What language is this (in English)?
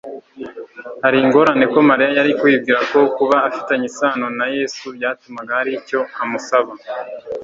Kinyarwanda